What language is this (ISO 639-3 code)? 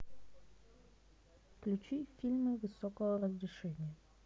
rus